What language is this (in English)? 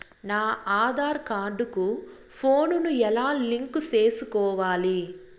Telugu